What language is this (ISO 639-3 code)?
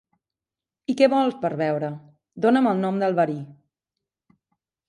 cat